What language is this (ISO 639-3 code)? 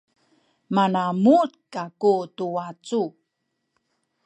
szy